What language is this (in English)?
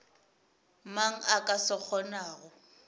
Northern Sotho